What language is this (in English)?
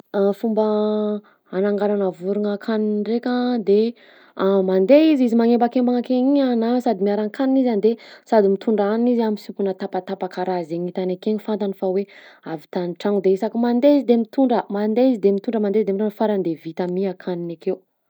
Southern Betsimisaraka Malagasy